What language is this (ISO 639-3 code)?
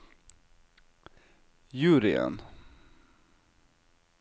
nor